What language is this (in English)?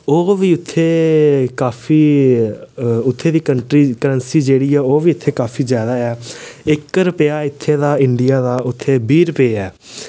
Dogri